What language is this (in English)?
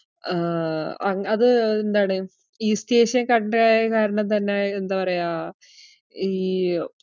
Malayalam